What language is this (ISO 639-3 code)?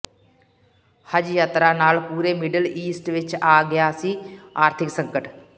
pan